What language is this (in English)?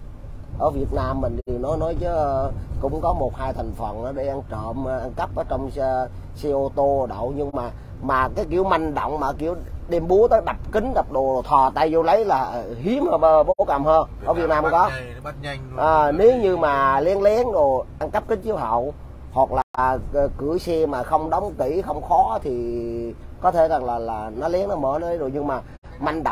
Vietnamese